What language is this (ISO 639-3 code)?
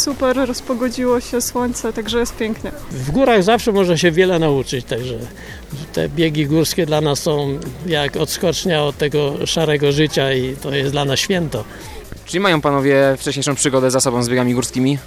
pol